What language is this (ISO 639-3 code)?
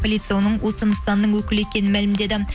kaz